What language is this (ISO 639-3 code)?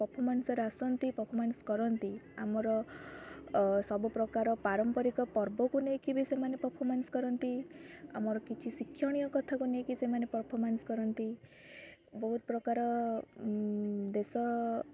ori